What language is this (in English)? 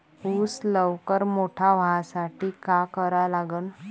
Marathi